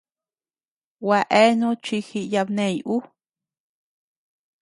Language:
Tepeuxila Cuicatec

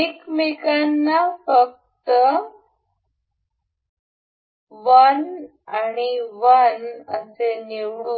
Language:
Marathi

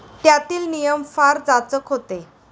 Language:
Marathi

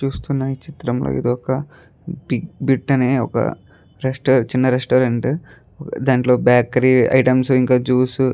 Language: Telugu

